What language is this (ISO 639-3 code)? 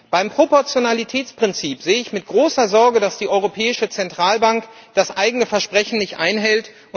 deu